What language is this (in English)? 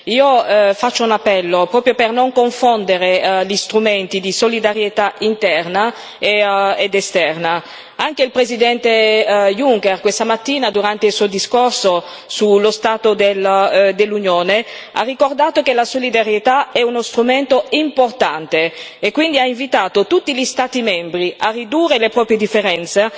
Italian